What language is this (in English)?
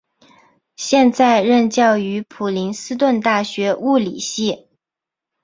Chinese